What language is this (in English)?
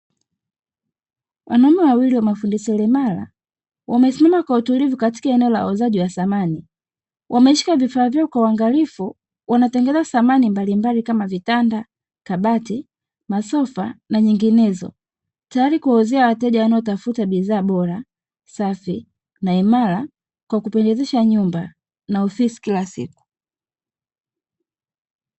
Swahili